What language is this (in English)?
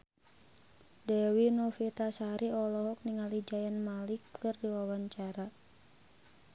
Sundanese